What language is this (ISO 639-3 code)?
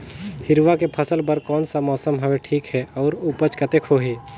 hne